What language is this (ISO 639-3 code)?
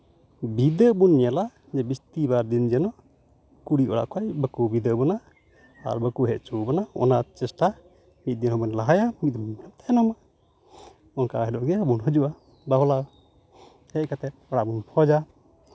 sat